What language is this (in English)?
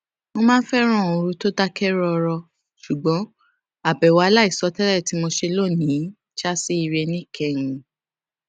Yoruba